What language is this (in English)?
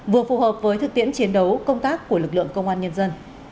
Vietnamese